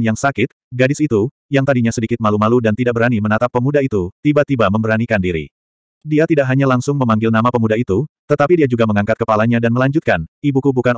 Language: Indonesian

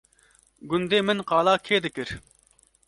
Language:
Kurdish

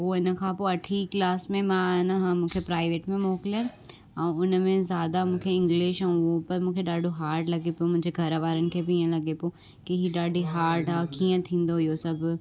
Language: Sindhi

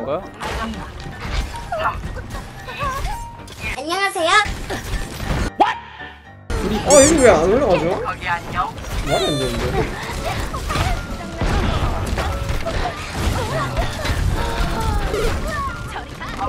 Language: Korean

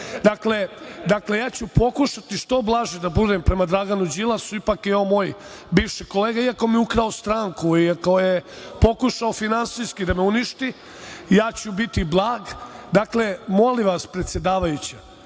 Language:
Serbian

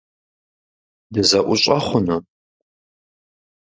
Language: Kabardian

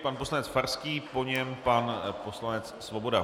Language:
Czech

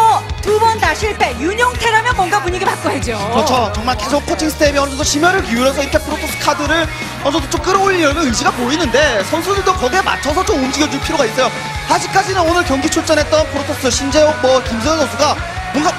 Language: Korean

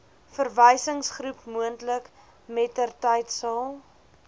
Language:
Afrikaans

